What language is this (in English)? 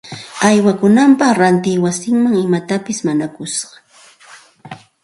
Santa Ana de Tusi Pasco Quechua